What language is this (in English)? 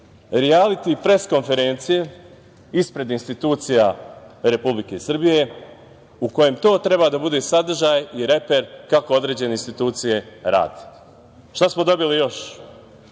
Serbian